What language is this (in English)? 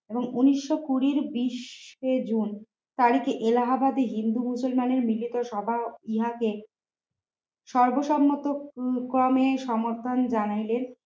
Bangla